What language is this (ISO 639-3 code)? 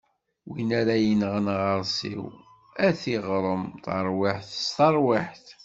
kab